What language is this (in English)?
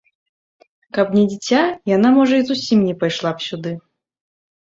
Belarusian